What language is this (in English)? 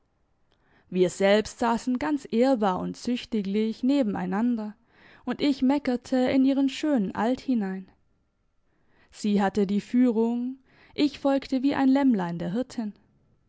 German